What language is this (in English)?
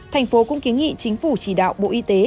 Vietnamese